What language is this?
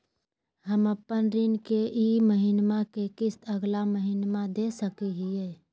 Magahi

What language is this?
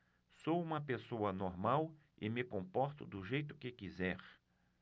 Portuguese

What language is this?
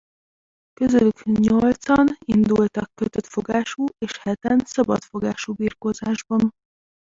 Hungarian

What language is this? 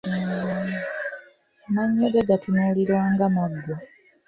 Ganda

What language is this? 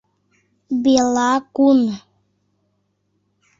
Mari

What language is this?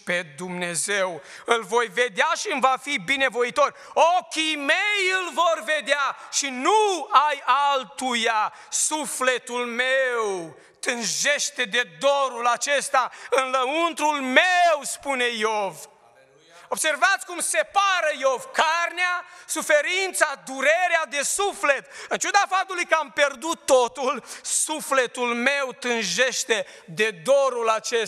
Romanian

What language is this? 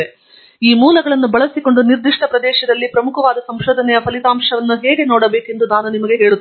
Kannada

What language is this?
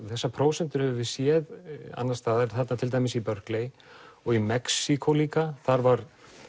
Icelandic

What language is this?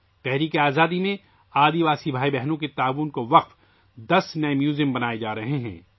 Urdu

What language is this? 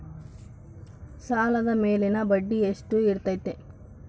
Kannada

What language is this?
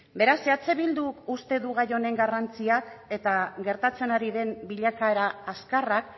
Basque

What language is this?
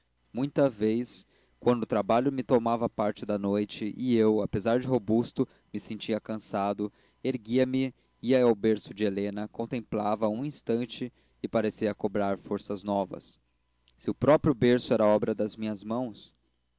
Portuguese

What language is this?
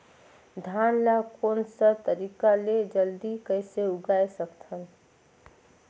Chhattisgarhi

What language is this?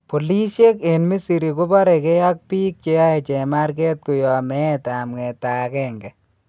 Kalenjin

